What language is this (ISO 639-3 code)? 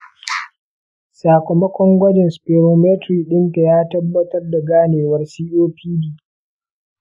hau